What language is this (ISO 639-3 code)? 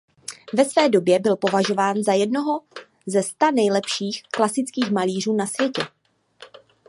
ces